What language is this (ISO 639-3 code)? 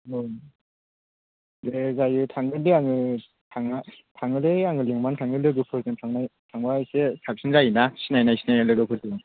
brx